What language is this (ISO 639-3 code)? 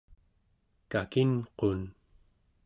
esu